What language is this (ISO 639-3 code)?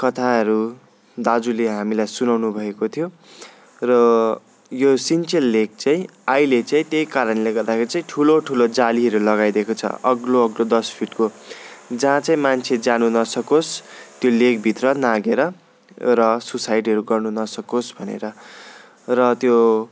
nep